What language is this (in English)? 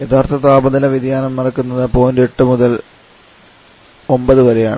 Malayalam